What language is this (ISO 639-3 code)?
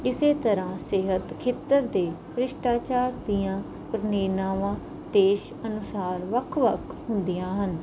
pan